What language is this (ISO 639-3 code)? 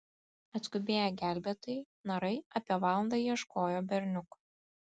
lit